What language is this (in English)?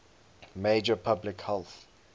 English